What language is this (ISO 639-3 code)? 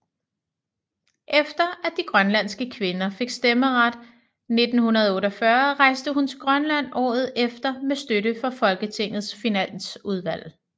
dan